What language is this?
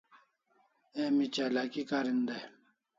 Kalasha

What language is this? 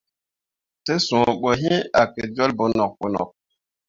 Mundang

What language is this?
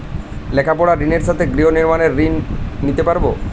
Bangla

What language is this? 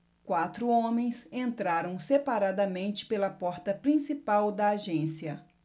Portuguese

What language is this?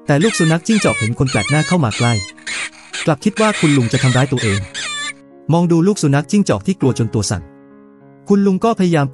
Thai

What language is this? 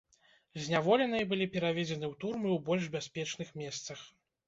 Belarusian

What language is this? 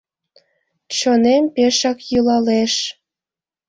Mari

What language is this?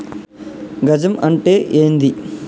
Telugu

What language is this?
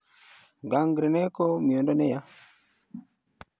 Kalenjin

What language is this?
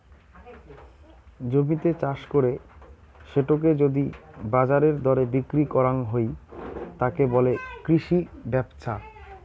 Bangla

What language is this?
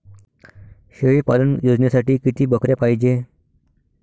Marathi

